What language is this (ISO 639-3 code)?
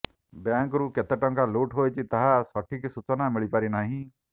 ori